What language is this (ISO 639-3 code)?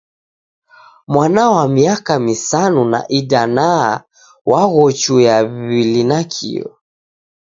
dav